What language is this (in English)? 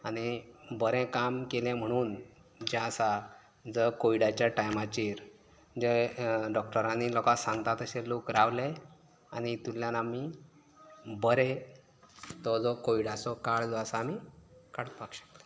Konkani